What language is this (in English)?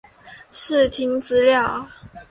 Chinese